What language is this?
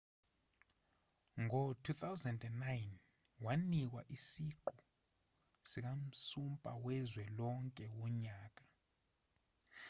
Zulu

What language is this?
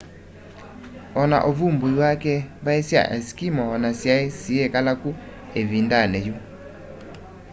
Kamba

